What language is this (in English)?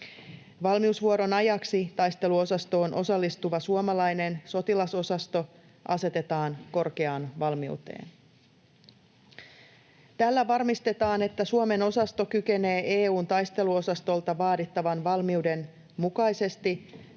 Finnish